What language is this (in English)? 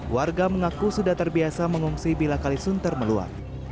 Indonesian